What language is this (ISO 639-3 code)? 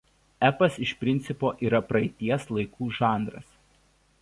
lit